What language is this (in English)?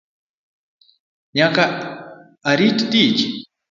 Luo (Kenya and Tanzania)